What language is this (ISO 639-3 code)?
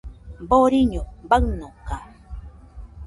hux